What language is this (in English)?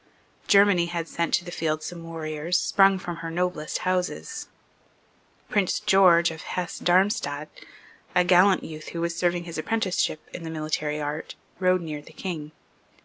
English